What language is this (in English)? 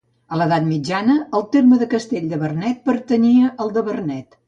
Catalan